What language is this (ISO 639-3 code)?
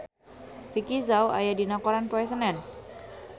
sun